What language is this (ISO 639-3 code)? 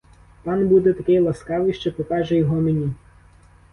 ukr